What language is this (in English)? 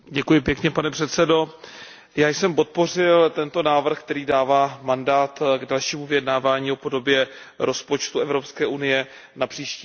Czech